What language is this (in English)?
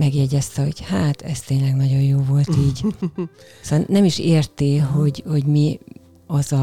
Hungarian